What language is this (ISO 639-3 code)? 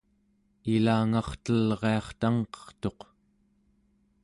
esu